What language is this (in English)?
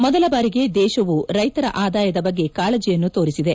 Kannada